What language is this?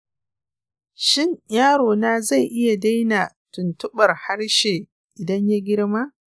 Hausa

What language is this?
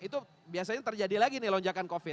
Indonesian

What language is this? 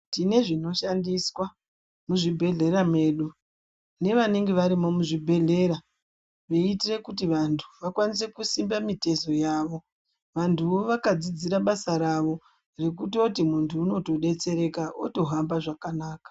Ndau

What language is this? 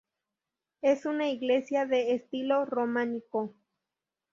Spanish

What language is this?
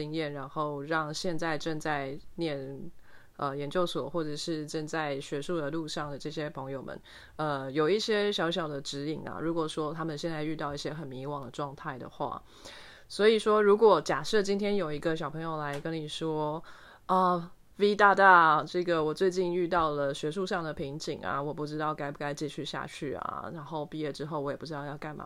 Chinese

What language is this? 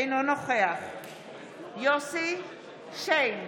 Hebrew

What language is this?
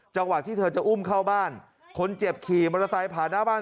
Thai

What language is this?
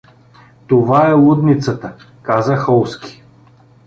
Bulgarian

